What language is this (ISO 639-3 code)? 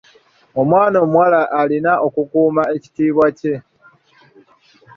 lug